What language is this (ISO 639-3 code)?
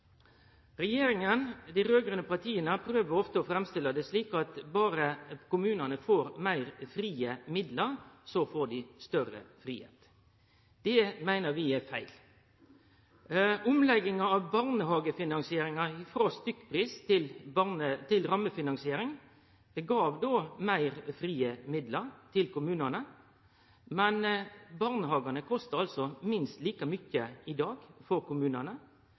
nno